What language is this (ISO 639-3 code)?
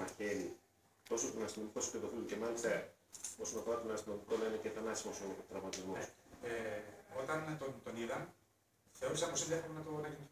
ell